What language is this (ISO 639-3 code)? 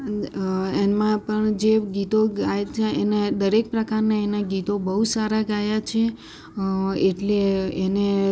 guj